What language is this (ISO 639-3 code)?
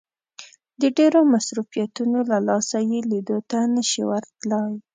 pus